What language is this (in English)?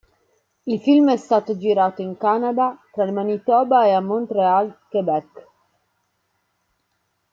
Italian